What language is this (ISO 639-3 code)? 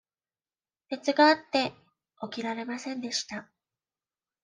jpn